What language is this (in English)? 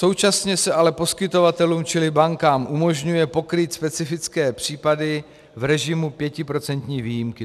Czech